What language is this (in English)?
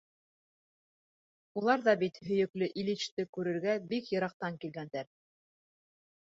Bashkir